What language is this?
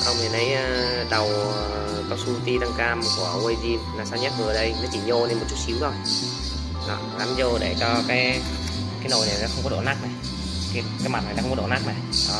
Vietnamese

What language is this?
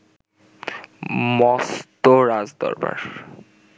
Bangla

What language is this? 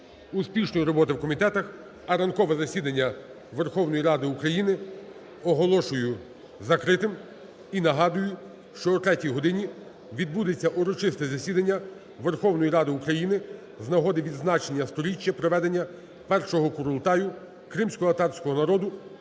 Ukrainian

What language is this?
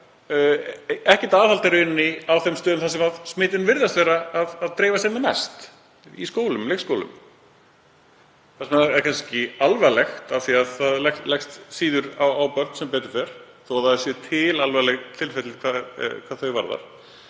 Icelandic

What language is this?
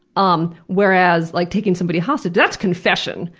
English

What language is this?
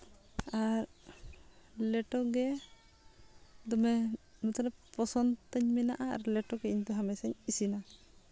Santali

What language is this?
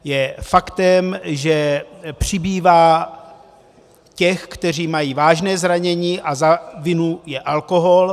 Czech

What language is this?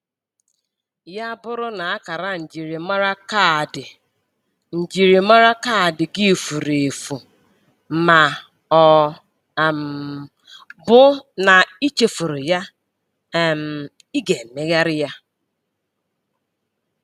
Igbo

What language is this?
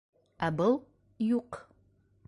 Bashkir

